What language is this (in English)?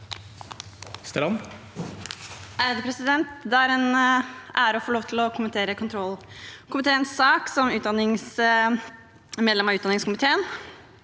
Norwegian